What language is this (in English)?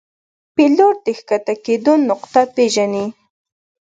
Pashto